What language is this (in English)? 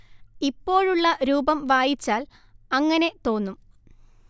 Malayalam